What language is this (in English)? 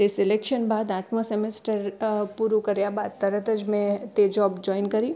Gujarati